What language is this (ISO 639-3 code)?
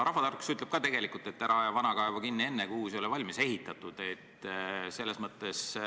est